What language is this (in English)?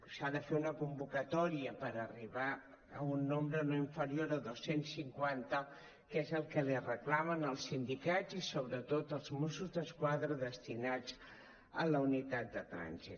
Catalan